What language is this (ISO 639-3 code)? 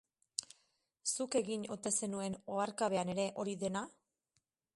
eus